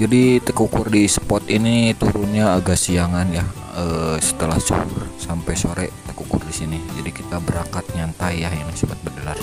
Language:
Indonesian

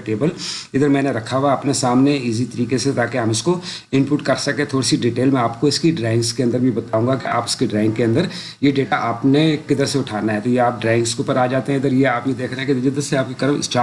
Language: Urdu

